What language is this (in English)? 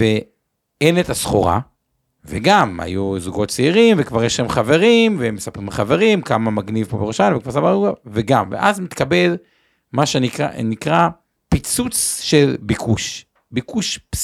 Hebrew